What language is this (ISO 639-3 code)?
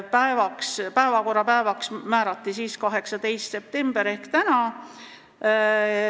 est